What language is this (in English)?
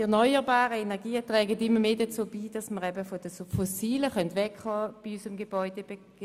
Swiss German